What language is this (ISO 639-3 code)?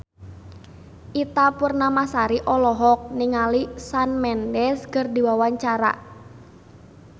sun